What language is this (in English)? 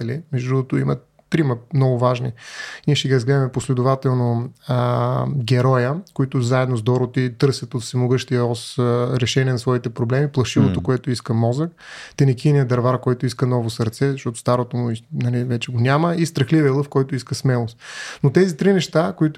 Bulgarian